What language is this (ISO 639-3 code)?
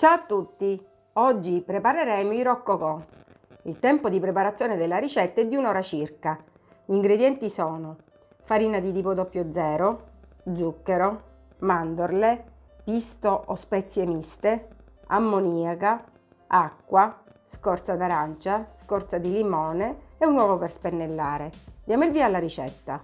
ita